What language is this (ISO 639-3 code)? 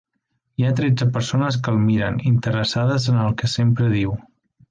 cat